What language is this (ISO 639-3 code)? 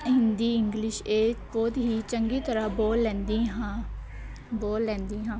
pan